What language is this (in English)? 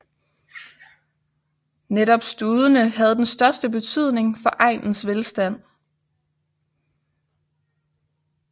Danish